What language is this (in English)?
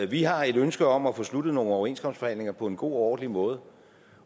Danish